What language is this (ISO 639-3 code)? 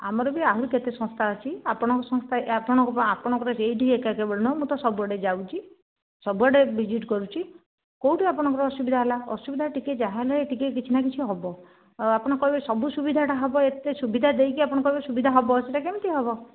ori